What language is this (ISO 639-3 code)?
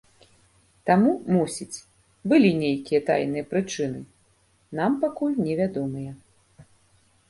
bel